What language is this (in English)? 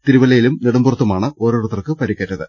Malayalam